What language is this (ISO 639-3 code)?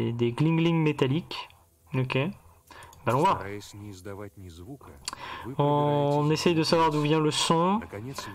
fra